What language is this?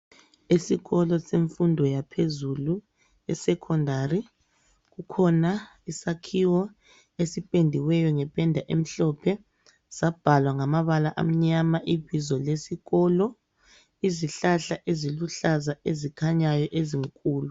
North Ndebele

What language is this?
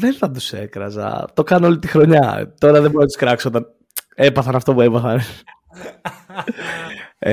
Greek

